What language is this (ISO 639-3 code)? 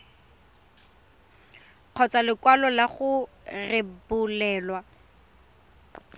tsn